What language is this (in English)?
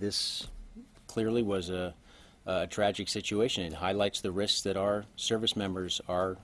English